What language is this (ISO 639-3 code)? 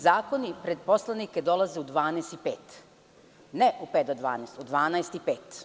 srp